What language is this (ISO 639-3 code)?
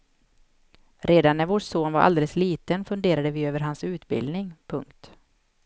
swe